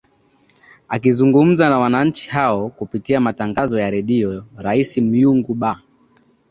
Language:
Swahili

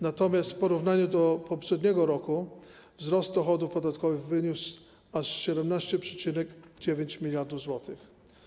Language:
Polish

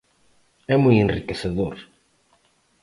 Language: Galician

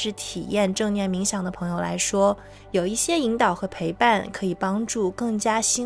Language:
Chinese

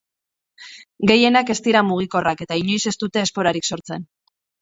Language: Basque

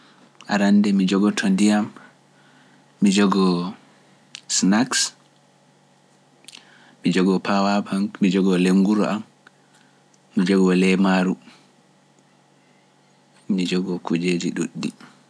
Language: Pular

